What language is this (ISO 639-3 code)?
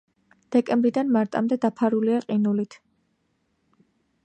kat